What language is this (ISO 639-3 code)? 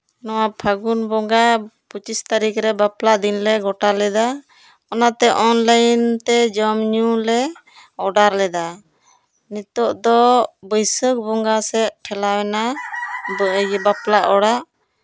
sat